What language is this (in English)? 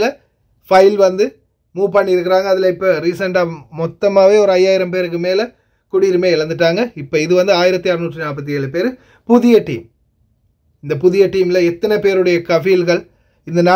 Tamil